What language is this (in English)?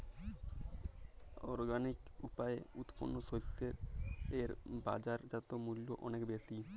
Bangla